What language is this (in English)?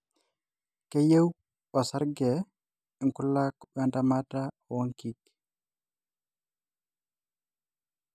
Masai